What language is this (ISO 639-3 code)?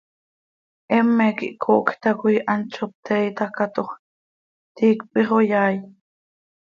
sei